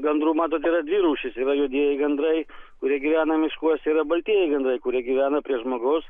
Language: Lithuanian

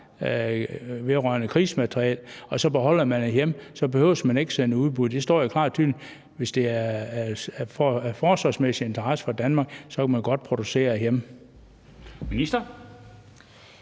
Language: Danish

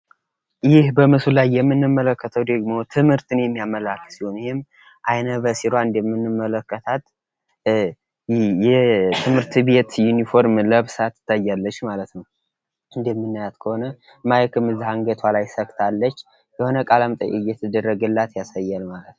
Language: Amharic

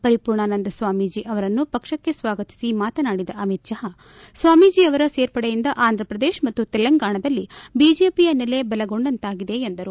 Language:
Kannada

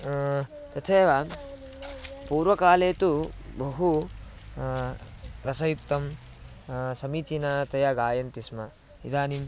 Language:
Sanskrit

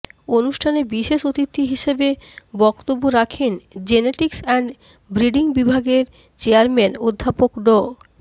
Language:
Bangla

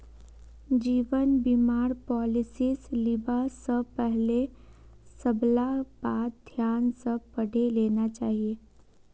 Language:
Magahi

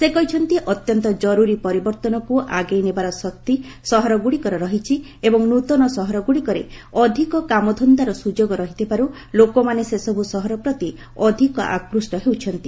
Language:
Odia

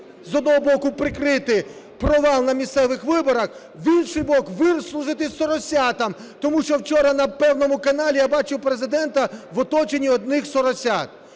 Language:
Ukrainian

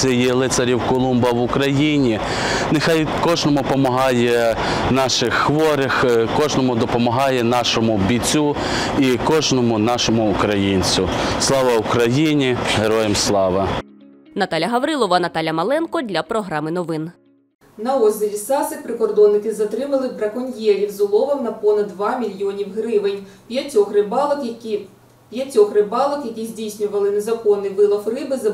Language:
Ukrainian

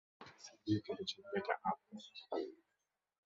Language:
Swahili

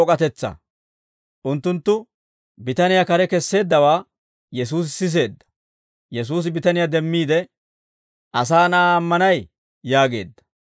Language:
Dawro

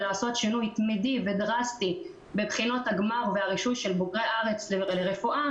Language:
Hebrew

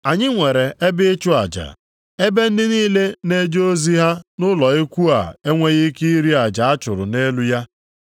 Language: Igbo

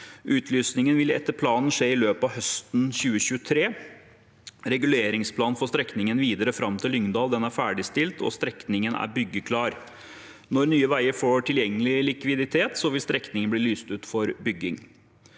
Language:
Norwegian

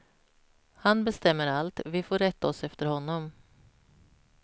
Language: Swedish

